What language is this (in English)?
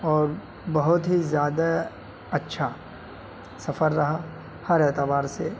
Urdu